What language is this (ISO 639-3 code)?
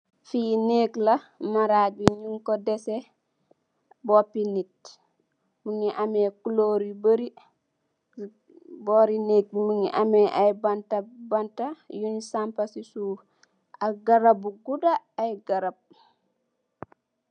wol